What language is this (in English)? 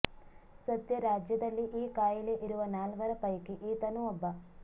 Kannada